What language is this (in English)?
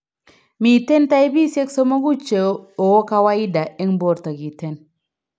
Kalenjin